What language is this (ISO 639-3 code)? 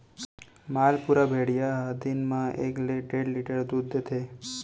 hne